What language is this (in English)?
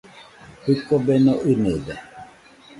Nüpode Huitoto